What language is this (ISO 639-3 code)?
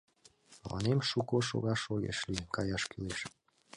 chm